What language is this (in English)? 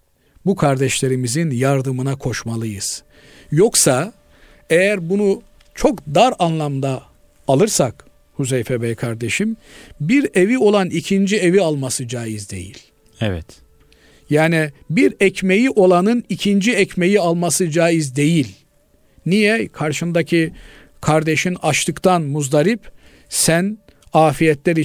Turkish